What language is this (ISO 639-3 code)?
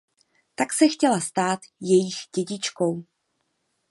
ces